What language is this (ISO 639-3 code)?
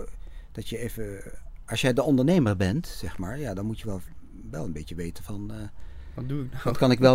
nld